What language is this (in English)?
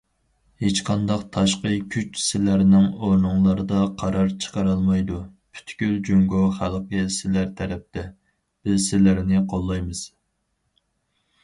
Uyghur